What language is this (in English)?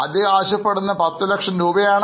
Malayalam